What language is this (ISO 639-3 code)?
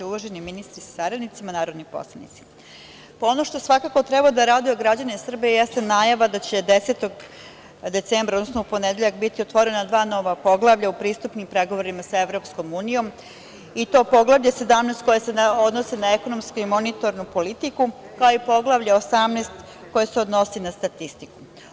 srp